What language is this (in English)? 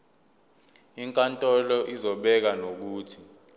Zulu